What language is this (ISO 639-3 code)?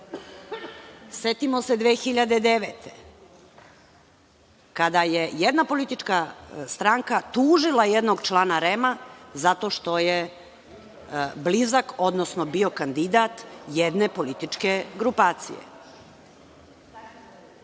srp